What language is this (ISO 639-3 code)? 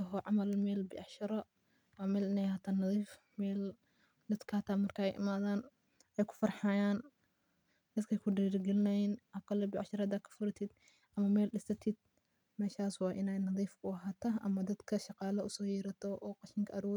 som